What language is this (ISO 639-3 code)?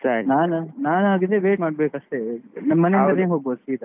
kan